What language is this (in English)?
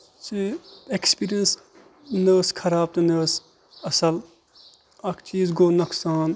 Kashmiri